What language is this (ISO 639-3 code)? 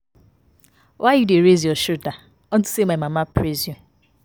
pcm